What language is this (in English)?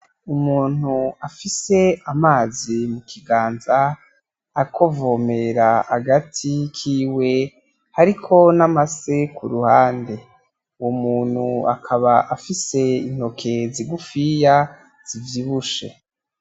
Rundi